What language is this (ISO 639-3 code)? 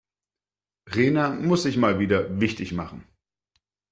deu